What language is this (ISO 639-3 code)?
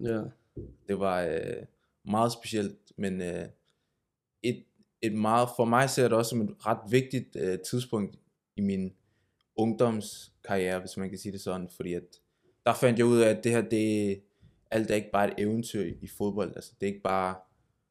dan